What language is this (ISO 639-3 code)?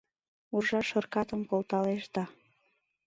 chm